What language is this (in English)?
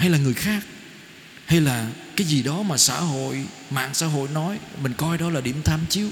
Vietnamese